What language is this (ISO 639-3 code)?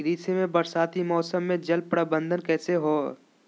mag